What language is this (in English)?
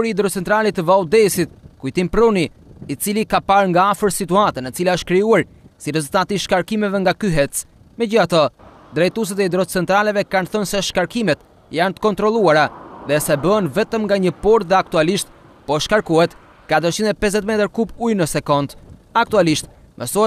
Polish